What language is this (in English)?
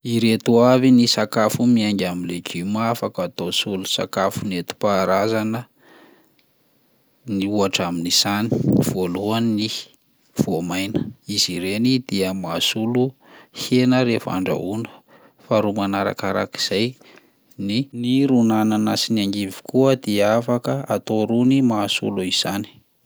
Malagasy